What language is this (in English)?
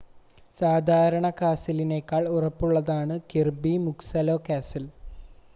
Malayalam